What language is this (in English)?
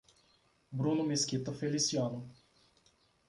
Portuguese